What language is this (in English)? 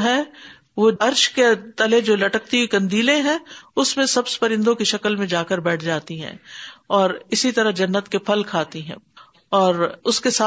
Urdu